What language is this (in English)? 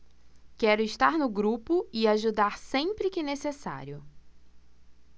Portuguese